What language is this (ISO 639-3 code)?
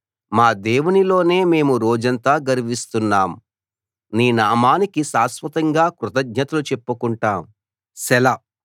tel